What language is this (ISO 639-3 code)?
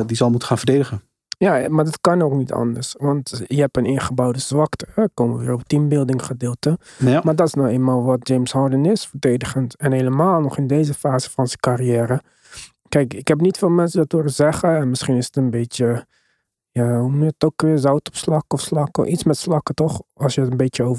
nld